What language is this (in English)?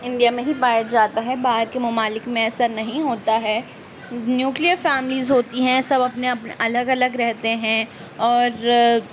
Urdu